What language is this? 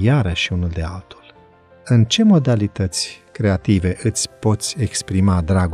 Romanian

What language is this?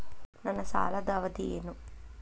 Kannada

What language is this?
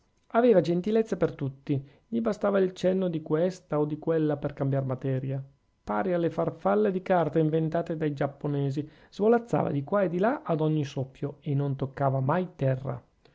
Italian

